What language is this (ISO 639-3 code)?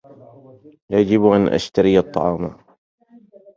ara